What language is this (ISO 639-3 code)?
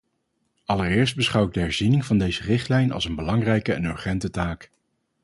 nld